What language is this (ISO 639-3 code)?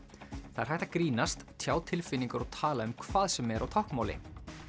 isl